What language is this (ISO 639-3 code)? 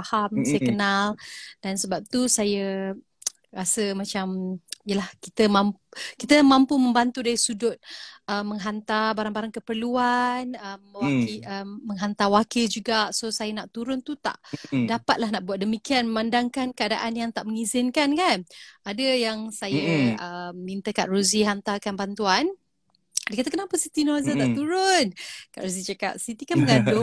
msa